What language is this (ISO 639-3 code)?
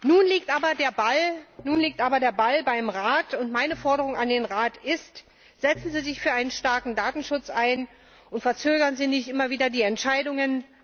deu